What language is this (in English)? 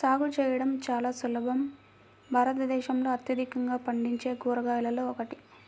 Telugu